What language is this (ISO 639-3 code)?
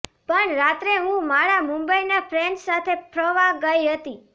guj